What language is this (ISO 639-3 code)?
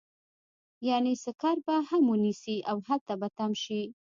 pus